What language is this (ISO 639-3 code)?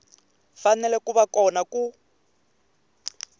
tso